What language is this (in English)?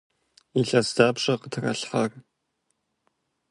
Kabardian